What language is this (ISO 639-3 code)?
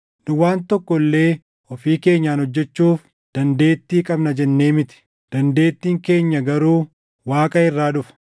orm